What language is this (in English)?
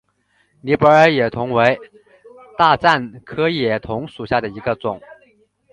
Chinese